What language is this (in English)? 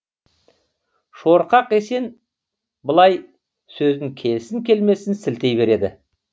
Kazakh